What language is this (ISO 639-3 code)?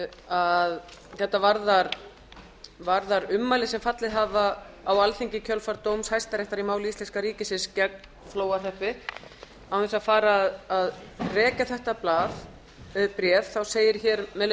isl